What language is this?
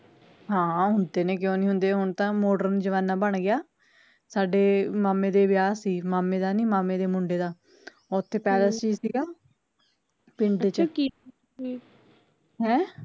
Punjabi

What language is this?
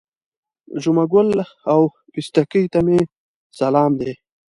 Pashto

